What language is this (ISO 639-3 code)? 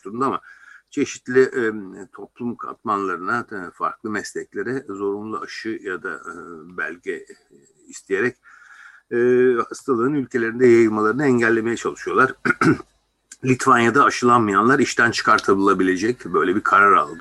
tur